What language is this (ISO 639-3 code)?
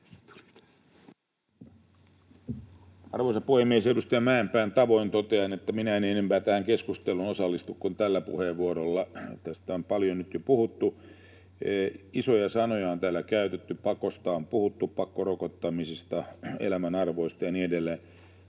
fin